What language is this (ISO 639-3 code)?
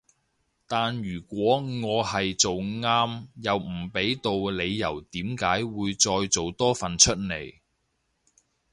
yue